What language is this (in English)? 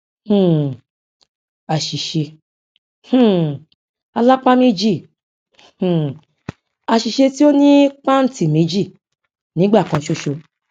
Yoruba